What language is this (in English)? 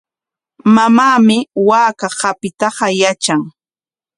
Corongo Ancash Quechua